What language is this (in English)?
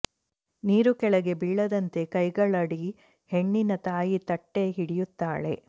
Kannada